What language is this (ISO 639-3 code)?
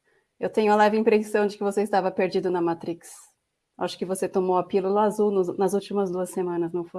por